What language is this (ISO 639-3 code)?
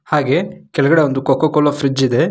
kan